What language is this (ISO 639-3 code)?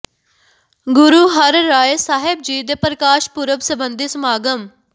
pan